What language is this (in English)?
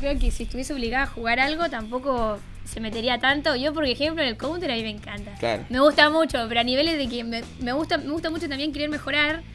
Spanish